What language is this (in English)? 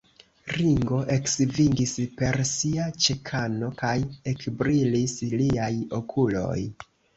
Esperanto